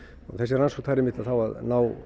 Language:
Icelandic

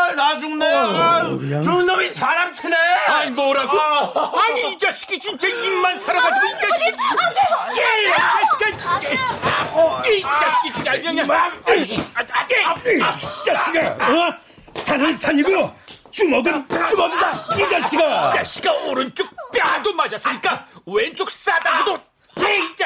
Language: Korean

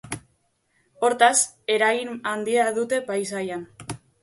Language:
Basque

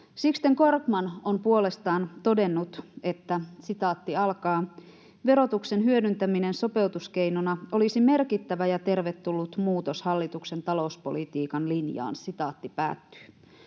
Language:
Finnish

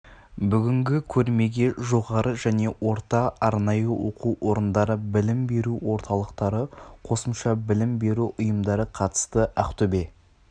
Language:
Kazakh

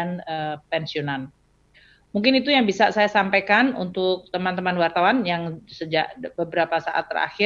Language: Indonesian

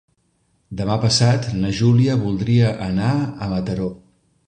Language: Catalan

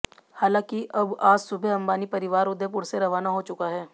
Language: Hindi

